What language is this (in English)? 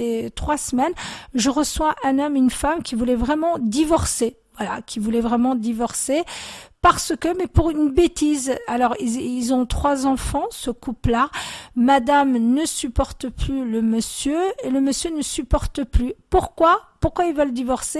French